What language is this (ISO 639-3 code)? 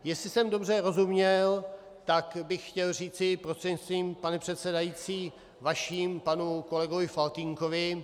ces